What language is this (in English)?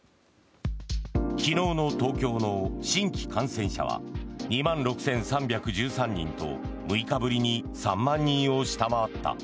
Japanese